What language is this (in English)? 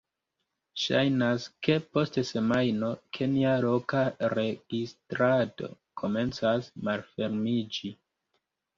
Esperanto